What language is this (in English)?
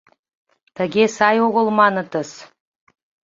Mari